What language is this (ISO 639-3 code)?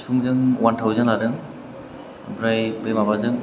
brx